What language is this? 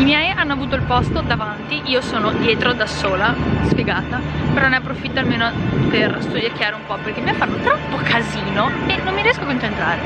Italian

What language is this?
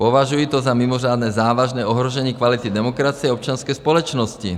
Czech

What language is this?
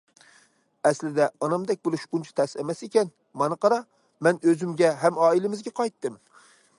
Uyghur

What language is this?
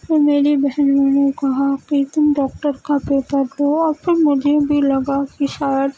Urdu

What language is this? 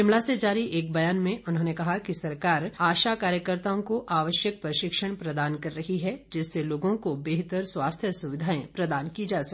Hindi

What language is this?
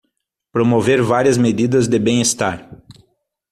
Portuguese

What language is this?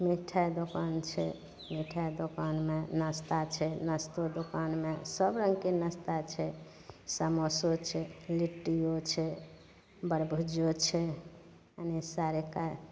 Maithili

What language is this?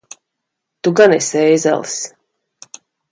Latvian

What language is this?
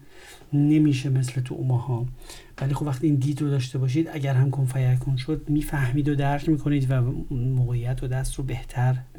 Persian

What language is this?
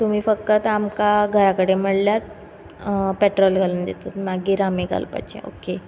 Konkani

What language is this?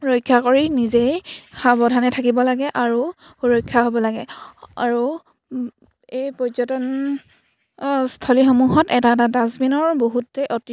Assamese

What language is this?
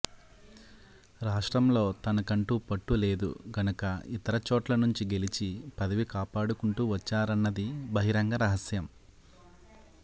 Telugu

